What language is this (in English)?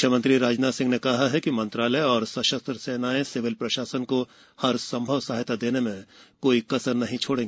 Hindi